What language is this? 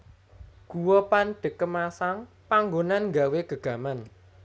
Javanese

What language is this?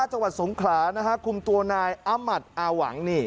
Thai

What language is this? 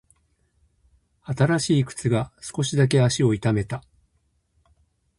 Japanese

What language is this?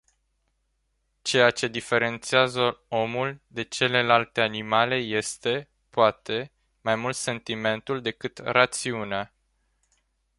Romanian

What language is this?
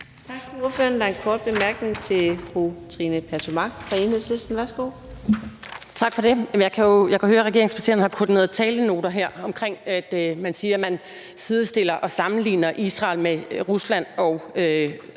Danish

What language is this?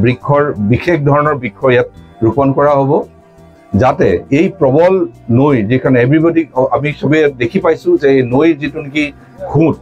Bangla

